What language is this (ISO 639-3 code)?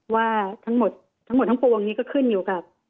tha